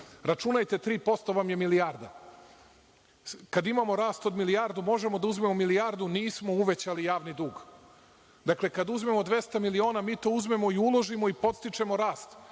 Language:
Serbian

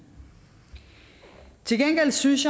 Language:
Danish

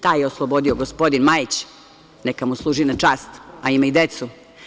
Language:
Serbian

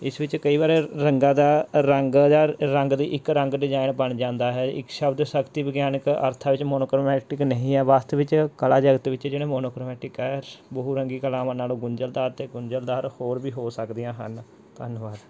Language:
Punjabi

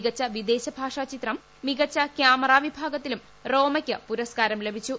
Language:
Malayalam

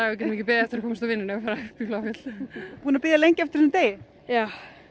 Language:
Icelandic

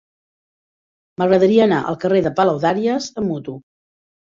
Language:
Catalan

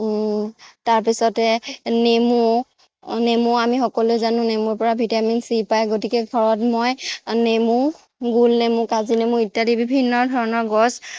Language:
Assamese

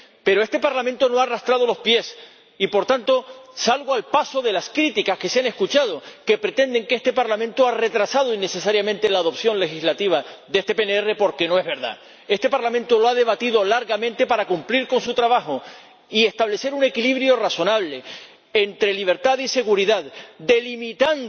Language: Spanish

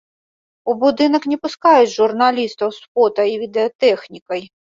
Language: Belarusian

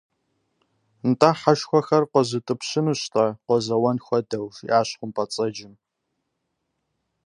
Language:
Kabardian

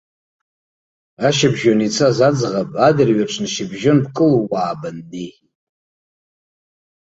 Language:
Abkhazian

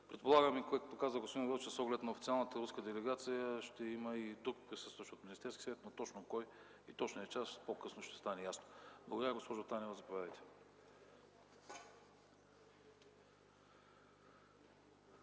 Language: Bulgarian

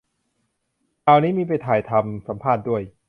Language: Thai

